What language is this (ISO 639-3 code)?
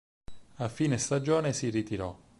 ita